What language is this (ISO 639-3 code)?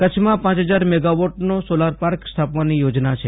guj